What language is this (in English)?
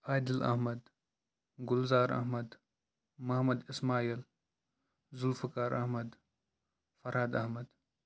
Kashmiri